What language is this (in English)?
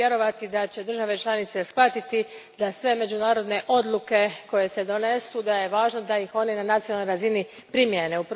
Croatian